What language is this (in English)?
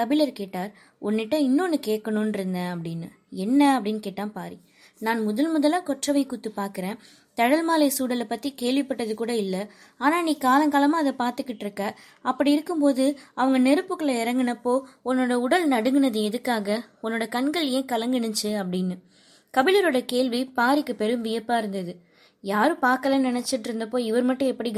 Tamil